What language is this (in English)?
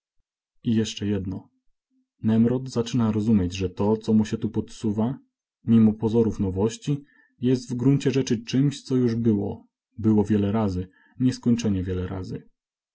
Polish